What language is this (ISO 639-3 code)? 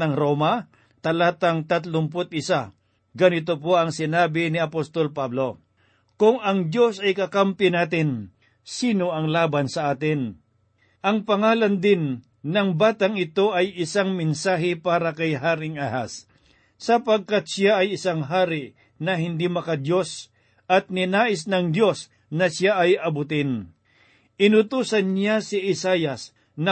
fil